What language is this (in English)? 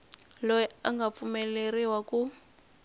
Tsonga